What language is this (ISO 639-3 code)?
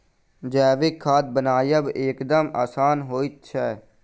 mai